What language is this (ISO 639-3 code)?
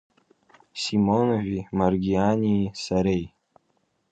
abk